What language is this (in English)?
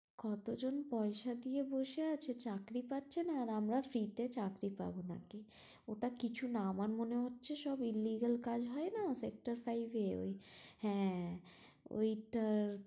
Bangla